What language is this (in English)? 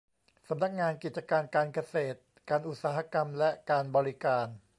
Thai